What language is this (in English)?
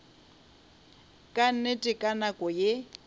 Northern Sotho